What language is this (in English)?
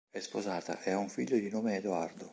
Italian